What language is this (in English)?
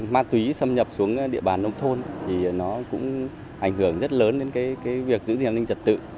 Vietnamese